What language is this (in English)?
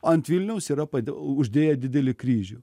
Lithuanian